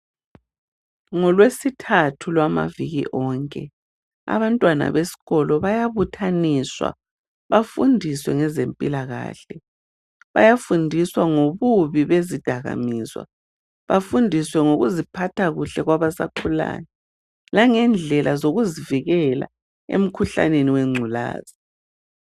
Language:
North Ndebele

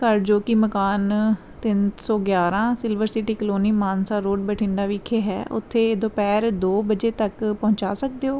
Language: Punjabi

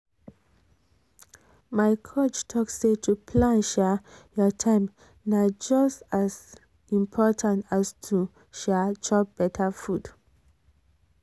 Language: Nigerian Pidgin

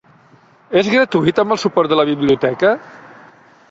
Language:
Catalan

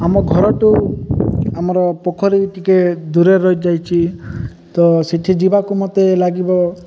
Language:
Odia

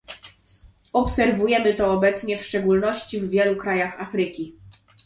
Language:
Polish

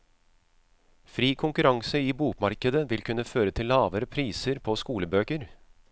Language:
Norwegian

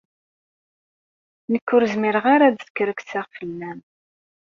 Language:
Kabyle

